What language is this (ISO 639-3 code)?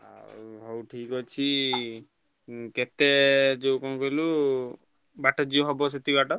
ori